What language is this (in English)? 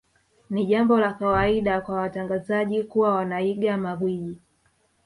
Swahili